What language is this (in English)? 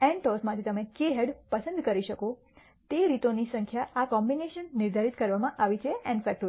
Gujarati